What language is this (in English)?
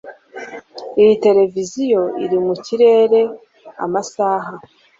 Kinyarwanda